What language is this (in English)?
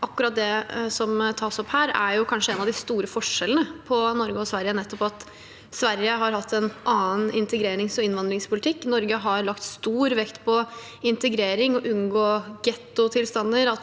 Norwegian